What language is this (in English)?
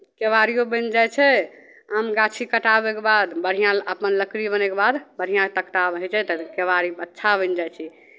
Maithili